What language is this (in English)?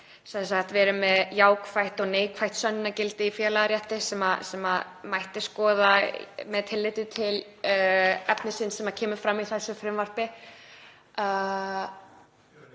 Icelandic